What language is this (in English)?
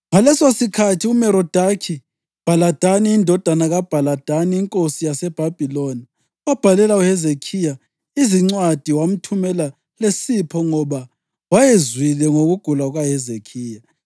North Ndebele